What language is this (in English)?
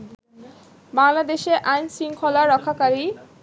Bangla